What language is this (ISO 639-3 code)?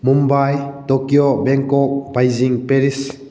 mni